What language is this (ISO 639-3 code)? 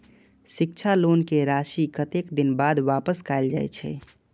mai